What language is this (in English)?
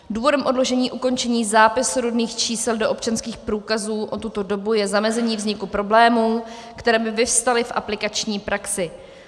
Czech